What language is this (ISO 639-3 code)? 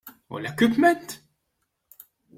mlt